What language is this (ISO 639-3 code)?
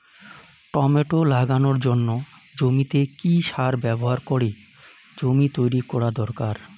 ben